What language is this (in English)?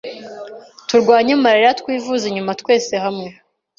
Kinyarwanda